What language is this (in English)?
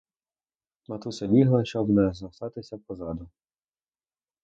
Ukrainian